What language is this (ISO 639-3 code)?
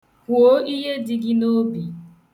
ibo